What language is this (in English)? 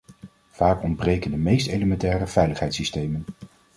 Dutch